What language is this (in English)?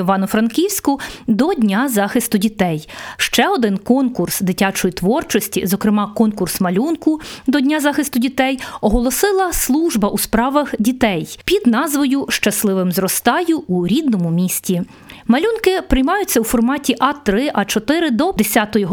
Ukrainian